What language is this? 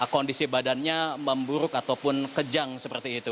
Indonesian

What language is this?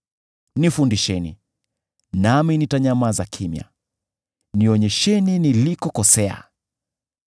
Swahili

